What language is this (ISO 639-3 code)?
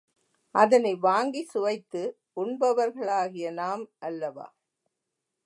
tam